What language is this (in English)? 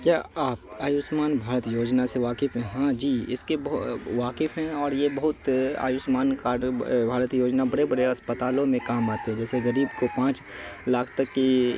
Urdu